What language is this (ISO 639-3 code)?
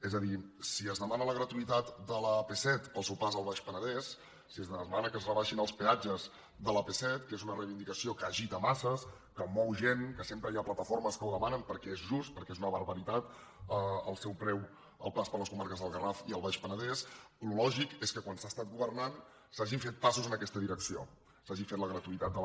cat